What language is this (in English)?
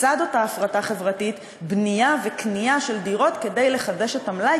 Hebrew